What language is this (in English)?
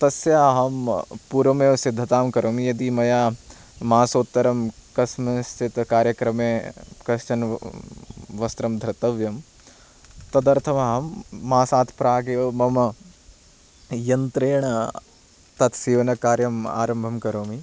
Sanskrit